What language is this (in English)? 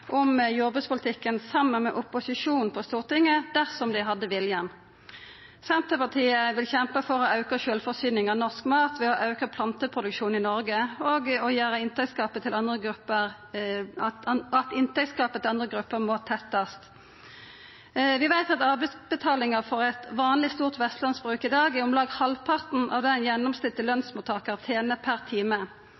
Norwegian Nynorsk